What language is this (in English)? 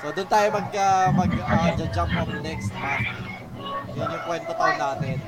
Filipino